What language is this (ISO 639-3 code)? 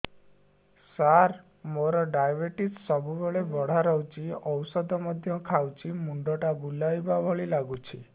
ori